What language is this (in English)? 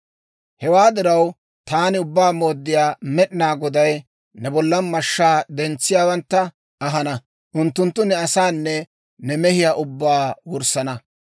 Dawro